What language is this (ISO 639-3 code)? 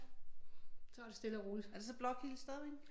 dan